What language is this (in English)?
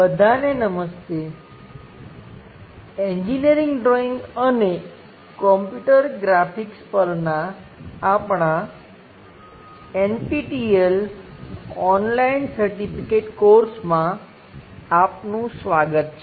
Gujarati